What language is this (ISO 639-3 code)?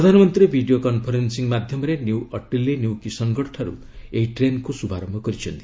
ori